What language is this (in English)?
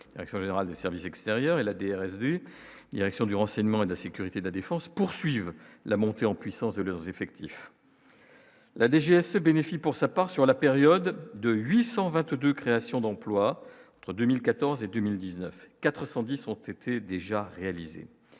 French